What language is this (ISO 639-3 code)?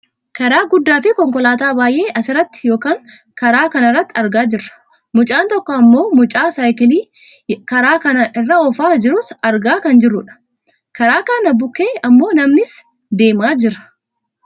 orm